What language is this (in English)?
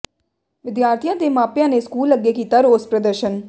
Punjabi